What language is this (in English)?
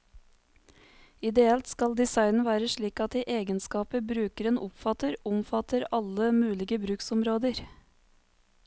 Norwegian